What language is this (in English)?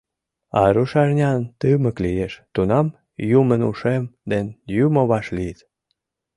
Mari